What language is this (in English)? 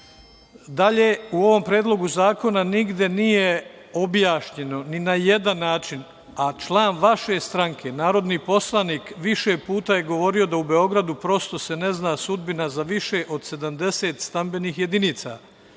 Serbian